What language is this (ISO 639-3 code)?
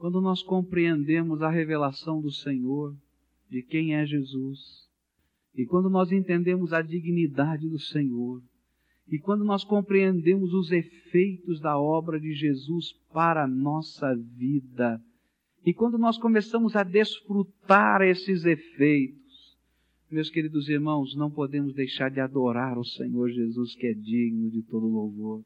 por